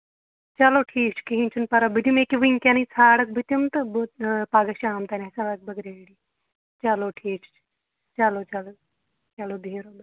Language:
Kashmiri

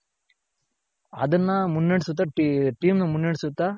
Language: Kannada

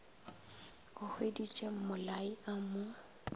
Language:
Northern Sotho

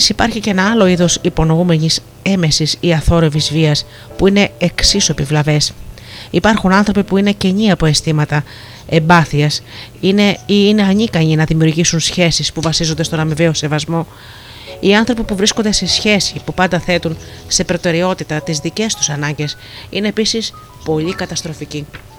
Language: Greek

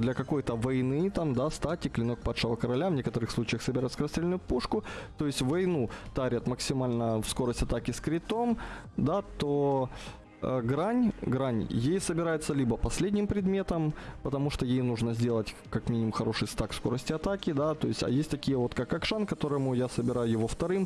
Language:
Russian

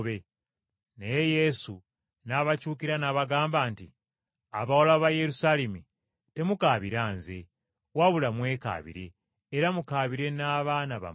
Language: Ganda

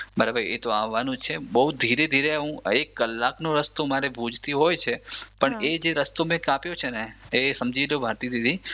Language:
Gujarati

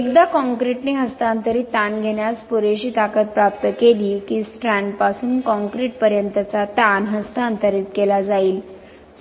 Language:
Marathi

